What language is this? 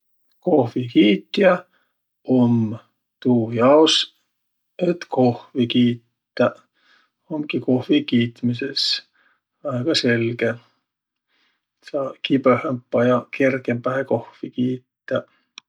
Võro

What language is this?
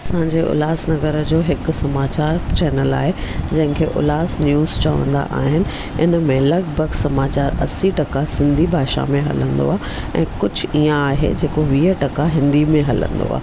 Sindhi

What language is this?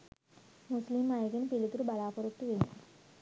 Sinhala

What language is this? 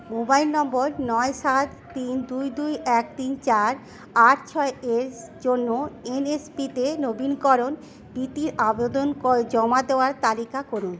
Bangla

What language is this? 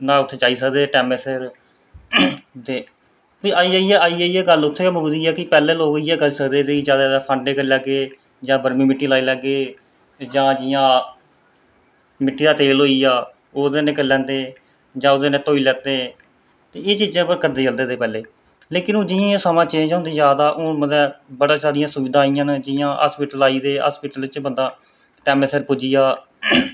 Dogri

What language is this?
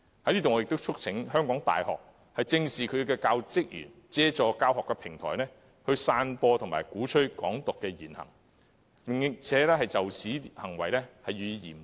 Cantonese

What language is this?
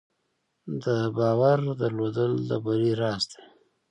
Pashto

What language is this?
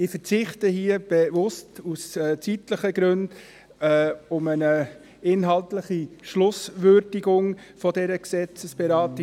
Swiss German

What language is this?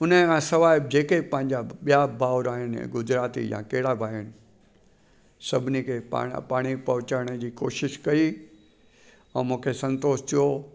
Sindhi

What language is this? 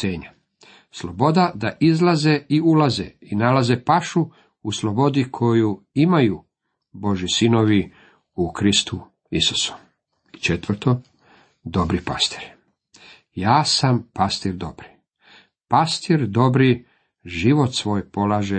Croatian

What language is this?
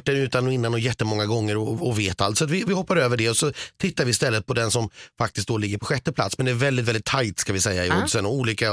Swedish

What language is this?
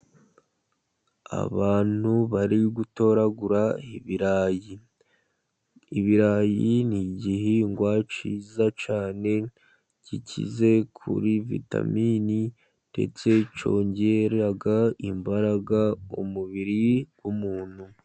Kinyarwanda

